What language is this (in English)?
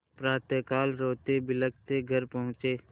Hindi